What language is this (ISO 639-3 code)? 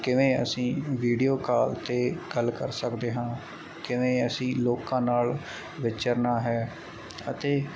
pan